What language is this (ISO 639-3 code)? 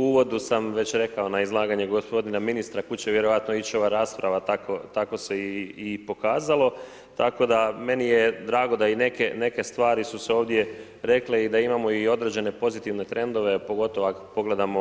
hrv